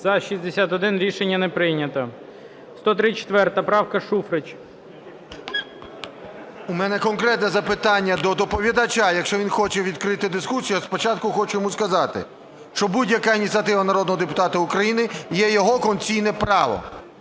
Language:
Ukrainian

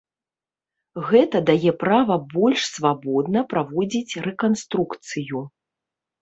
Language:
Belarusian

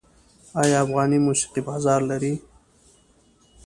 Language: Pashto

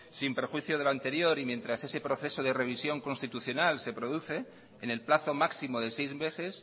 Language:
Spanish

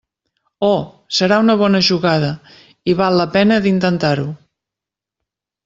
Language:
Catalan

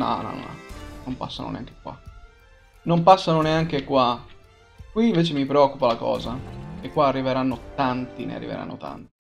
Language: Italian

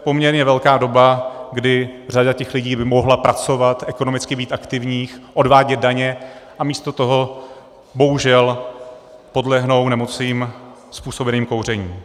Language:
Czech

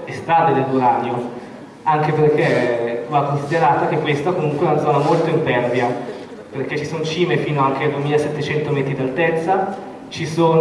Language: Italian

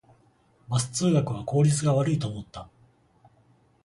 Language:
Japanese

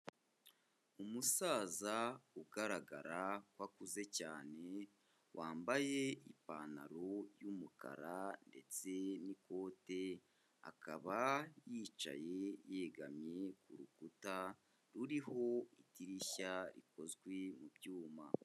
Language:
Kinyarwanda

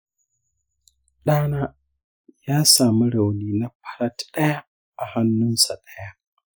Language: Hausa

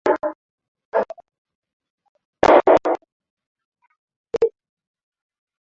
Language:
Swahili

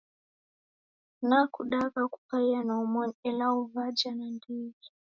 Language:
Taita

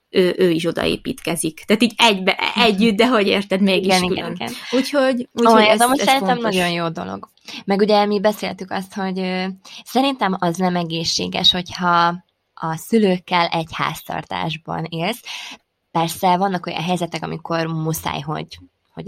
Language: Hungarian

